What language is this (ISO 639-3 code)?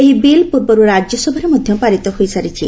ori